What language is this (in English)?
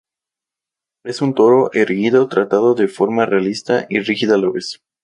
Spanish